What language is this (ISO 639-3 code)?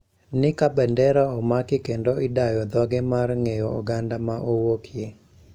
luo